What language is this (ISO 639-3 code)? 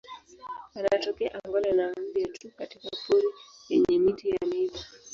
swa